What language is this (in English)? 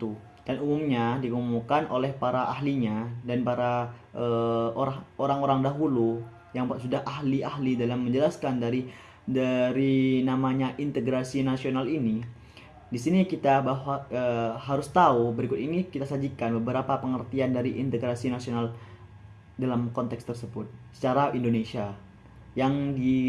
Indonesian